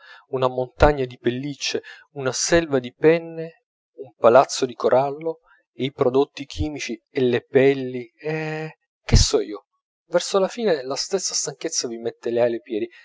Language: Italian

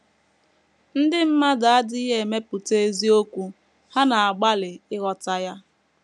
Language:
Igbo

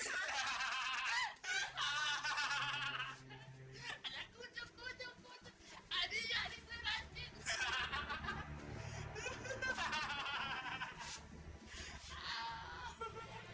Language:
Indonesian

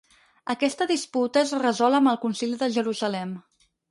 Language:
Catalan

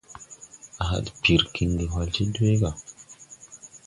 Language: Tupuri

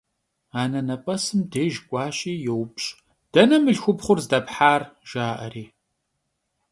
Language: Kabardian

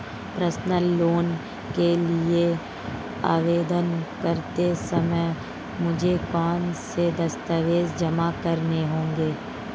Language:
Hindi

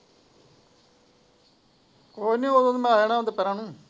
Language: Punjabi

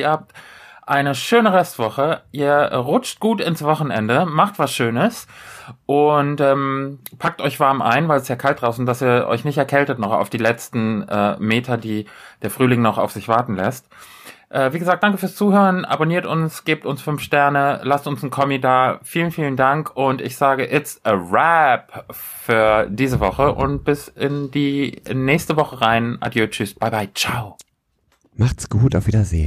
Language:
German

